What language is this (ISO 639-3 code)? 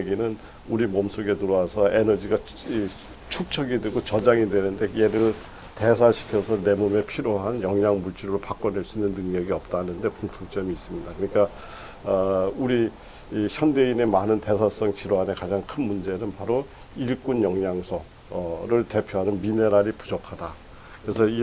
kor